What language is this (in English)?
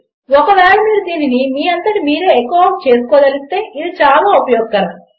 Telugu